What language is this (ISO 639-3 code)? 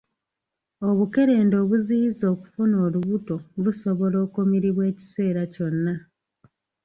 lug